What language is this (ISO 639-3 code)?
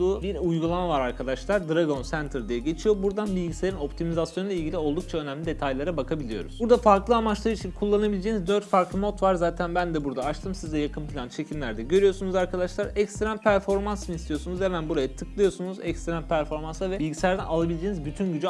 tur